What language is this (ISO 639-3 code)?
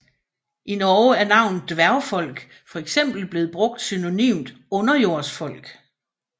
dan